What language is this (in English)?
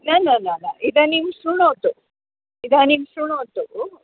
Sanskrit